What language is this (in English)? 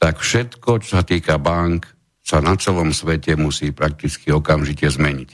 Slovak